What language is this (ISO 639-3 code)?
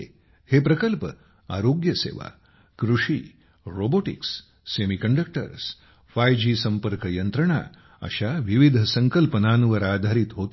mar